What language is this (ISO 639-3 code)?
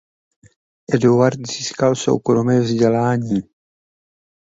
ces